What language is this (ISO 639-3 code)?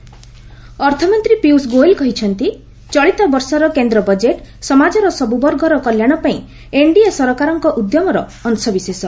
ori